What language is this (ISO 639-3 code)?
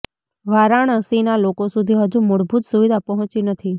guj